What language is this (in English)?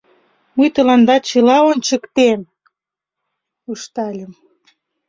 Mari